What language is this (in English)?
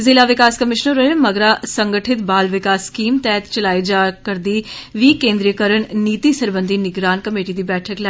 Dogri